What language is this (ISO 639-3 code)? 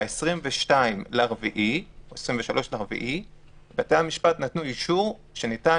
heb